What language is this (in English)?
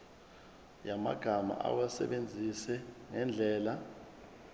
Zulu